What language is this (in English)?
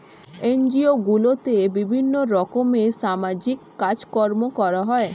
Bangla